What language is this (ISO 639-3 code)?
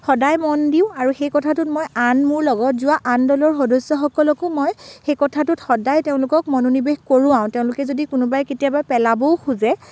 asm